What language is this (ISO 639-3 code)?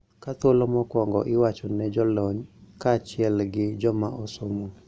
luo